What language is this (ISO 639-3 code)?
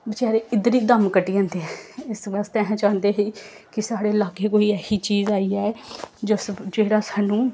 doi